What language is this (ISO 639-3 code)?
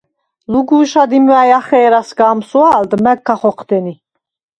sva